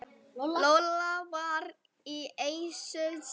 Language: Icelandic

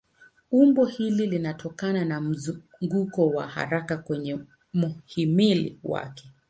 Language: Swahili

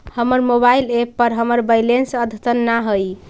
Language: Magahi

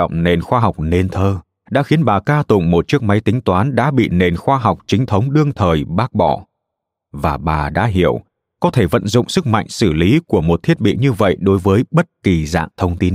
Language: Vietnamese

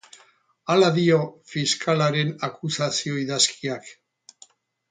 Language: Basque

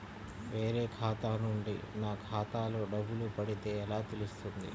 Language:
Telugu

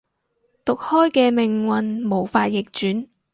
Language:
Cantonese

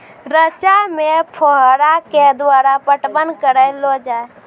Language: Maithili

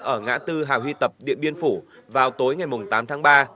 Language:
Vietnamese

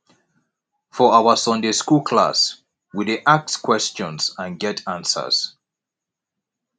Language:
Nigerian Pidgin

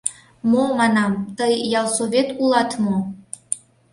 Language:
Mari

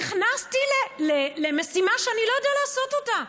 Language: Hebrew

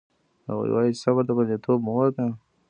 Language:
Pashto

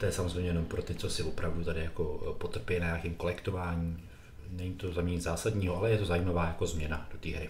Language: Czech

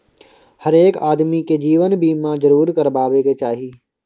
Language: Maithili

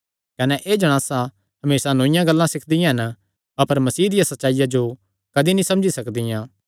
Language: Kangri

